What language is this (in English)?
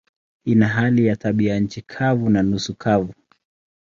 Swahili